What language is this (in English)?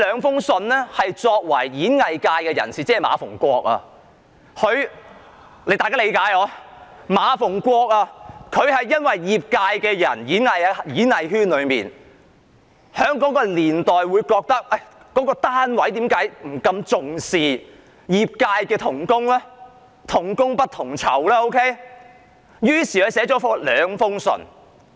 Cantonese